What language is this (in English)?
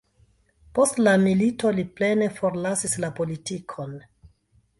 Esperanto